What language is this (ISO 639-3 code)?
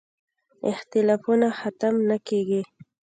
pus